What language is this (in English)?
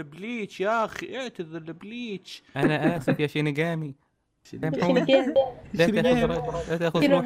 Arabic